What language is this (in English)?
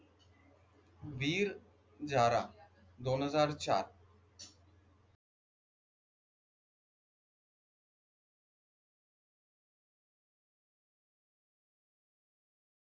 Marathi